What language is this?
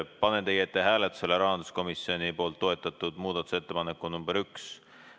Estonian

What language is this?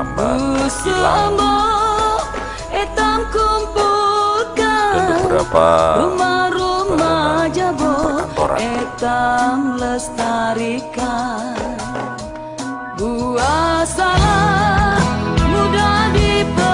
Indonesian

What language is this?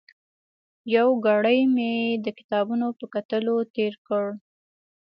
Pashto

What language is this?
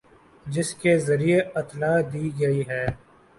Urdu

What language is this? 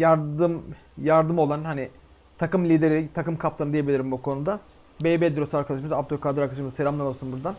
Turkish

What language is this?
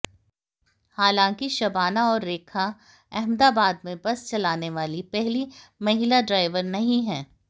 Hindi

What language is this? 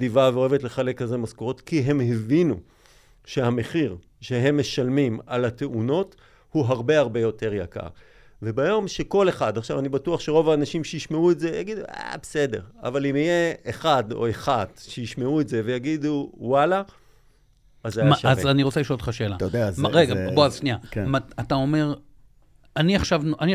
Hebrew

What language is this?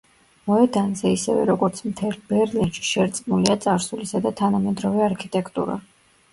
Georgian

